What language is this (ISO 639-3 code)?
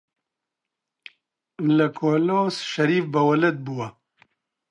ckb